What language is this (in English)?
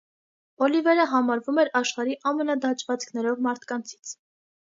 Armenian